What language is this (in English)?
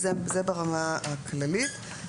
Hebrew